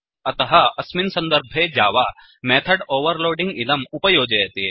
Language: Sanskrit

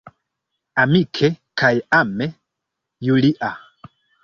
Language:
Esperanto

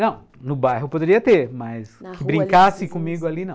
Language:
Portuguese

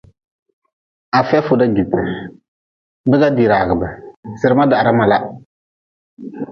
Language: Nawdm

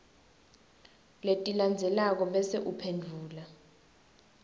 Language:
Swati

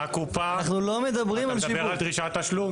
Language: Hebrew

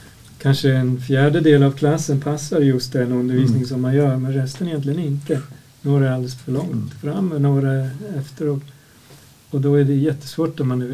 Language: Swedish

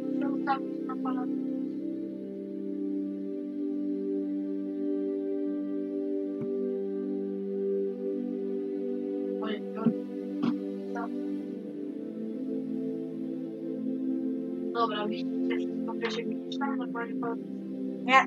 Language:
Polish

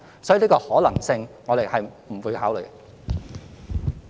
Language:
Cantonese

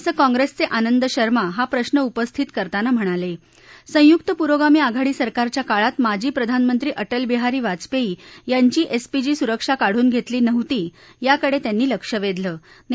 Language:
Marathi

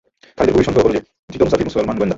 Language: Bangla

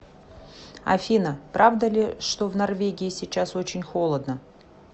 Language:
Russian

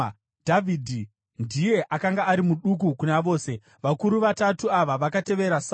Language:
Shona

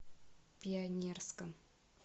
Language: Russian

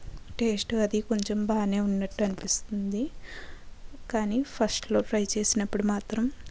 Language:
Telugu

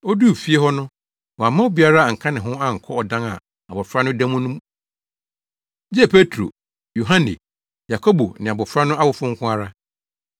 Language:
Akan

